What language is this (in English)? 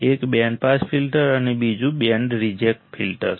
Gujarati